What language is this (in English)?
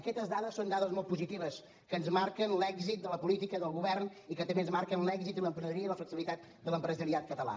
Catalan